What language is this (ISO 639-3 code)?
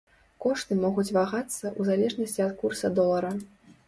bel